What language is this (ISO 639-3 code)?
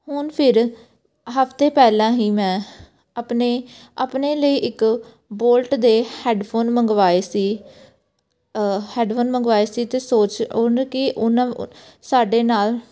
pan